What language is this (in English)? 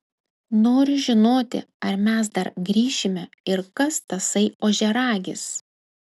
Lithuanian